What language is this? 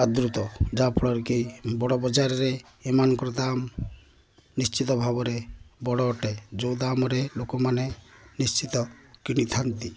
Odia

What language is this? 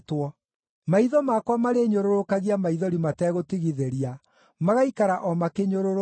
Kikuyu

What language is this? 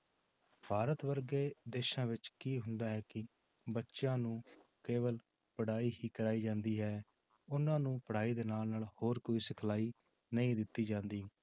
Punjabi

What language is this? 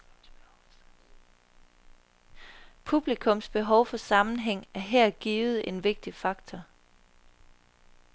Danish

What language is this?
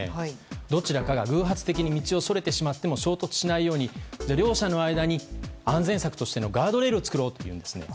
Japanese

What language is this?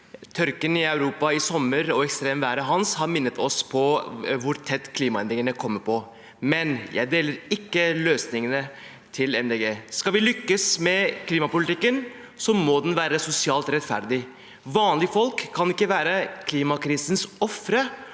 Norwegian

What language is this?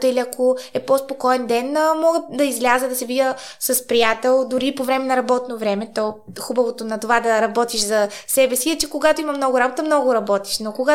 Bulgarian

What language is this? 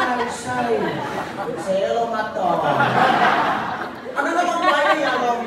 Thai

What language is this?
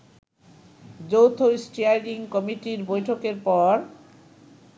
Bangla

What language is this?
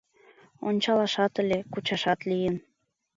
Mari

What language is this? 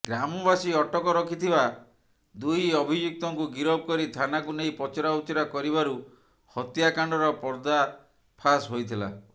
Odia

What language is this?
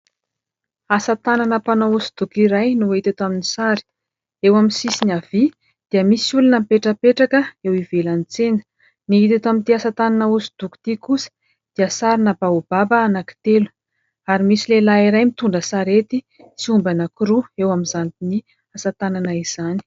Malagasy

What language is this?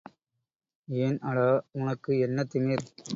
Tamil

